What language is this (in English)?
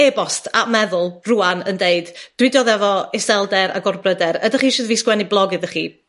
Welsh